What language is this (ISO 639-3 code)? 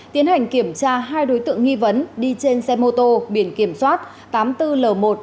vie